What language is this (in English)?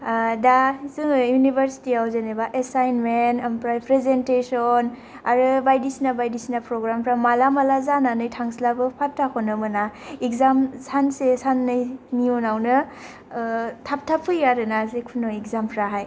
Bodo